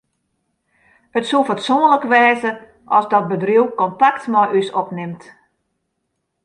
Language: Western Frisian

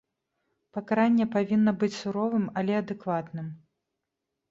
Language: Belarusian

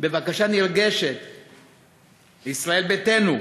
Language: Hebrew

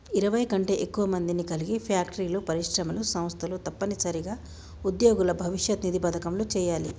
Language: Telugu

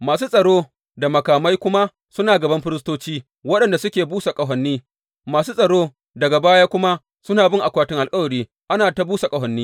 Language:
Hausa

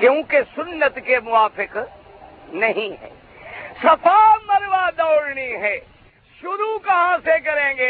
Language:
Urdu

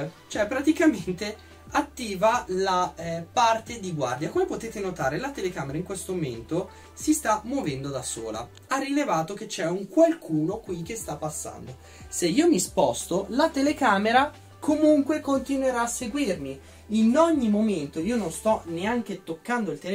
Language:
Italian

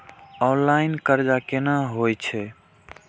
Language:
Maithili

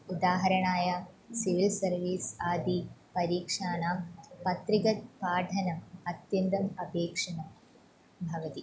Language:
Sanskrit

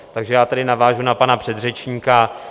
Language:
Czech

